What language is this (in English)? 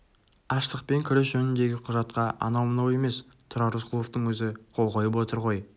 Kazakh